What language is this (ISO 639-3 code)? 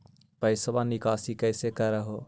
mag